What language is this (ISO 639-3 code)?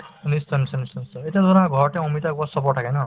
asm